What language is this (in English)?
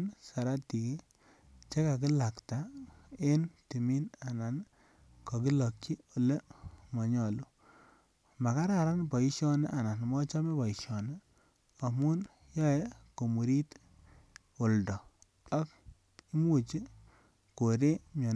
Kalenjin